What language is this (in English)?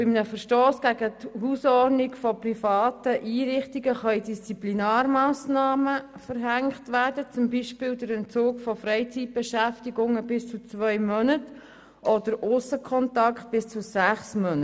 Swiss German